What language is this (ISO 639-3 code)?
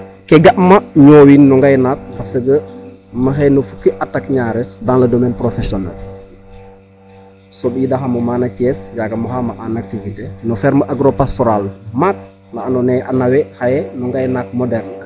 srr